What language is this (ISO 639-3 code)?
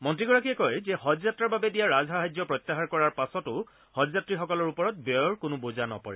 asm